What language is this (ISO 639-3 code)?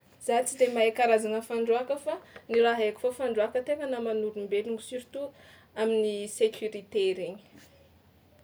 xmw